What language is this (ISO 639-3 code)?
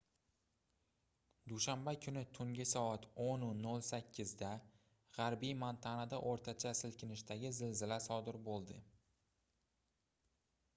uzb